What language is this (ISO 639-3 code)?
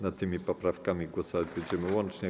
pol